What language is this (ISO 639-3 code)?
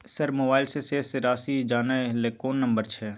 mai